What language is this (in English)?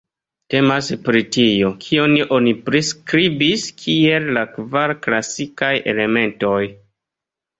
Esperanto